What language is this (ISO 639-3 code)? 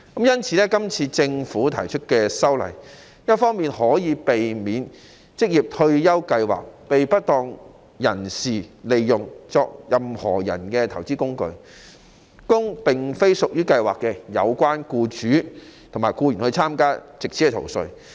yue